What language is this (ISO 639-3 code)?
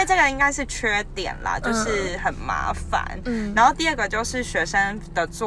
zho